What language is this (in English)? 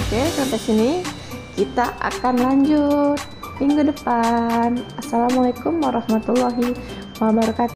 Indonesian